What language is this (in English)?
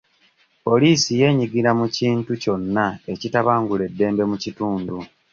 Ganda